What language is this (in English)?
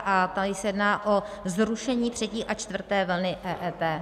Czech